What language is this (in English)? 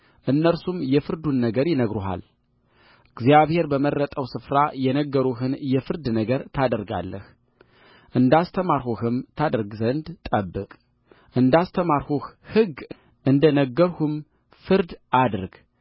Amharic